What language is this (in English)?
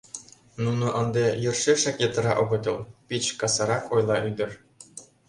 Mari